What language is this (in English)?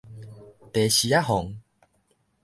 Min Nan Chinese